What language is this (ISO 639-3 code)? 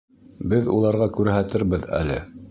bak